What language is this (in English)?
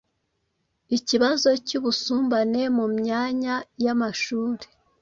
Kinyarwanda